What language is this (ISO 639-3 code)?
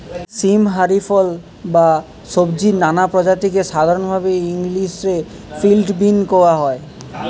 ben